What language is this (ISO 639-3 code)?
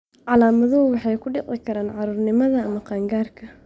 som